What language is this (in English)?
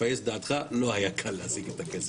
Hebrew